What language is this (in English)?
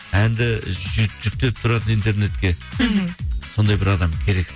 Kazakh